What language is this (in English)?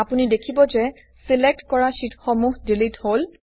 Assamese